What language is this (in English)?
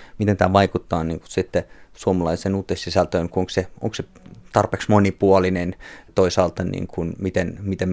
Finnish